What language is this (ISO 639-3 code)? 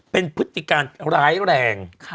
tha